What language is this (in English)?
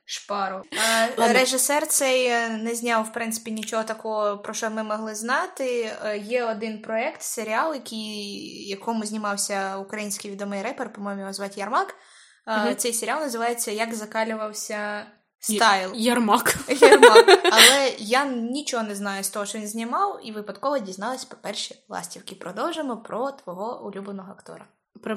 Ukrainian